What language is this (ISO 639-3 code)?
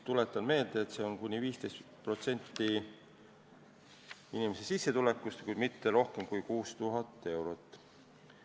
est